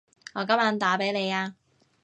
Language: Cantonese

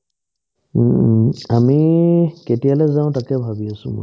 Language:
Assamese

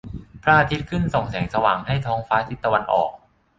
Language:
Thai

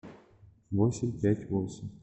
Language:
Russian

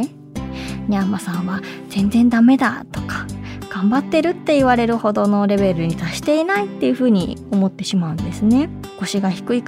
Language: Japanese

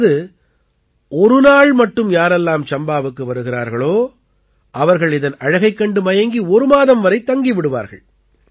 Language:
Tamil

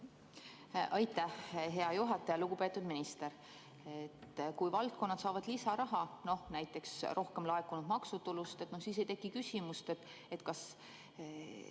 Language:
Estonian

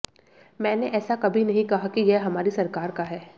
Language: Hindi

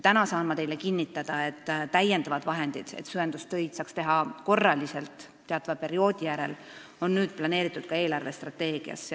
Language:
Estonian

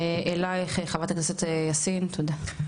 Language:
Hebrew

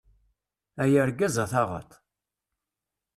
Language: Kabyle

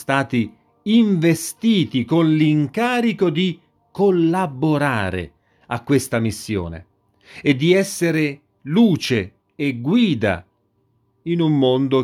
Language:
Italian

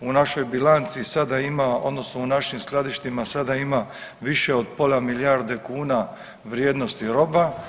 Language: Croatian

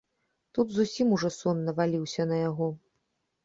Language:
Belarusian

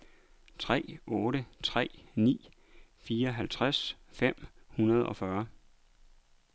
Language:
Danish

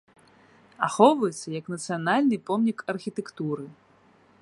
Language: Belarusian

